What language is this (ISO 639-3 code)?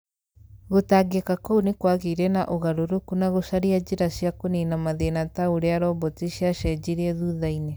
kik